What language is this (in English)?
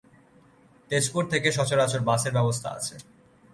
Bangla